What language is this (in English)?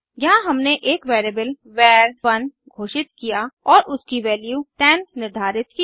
Hindi